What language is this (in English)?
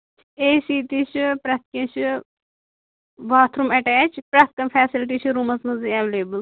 Kashmiri